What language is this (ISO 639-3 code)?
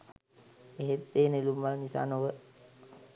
sin